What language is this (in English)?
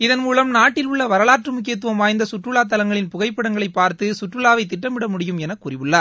Tamil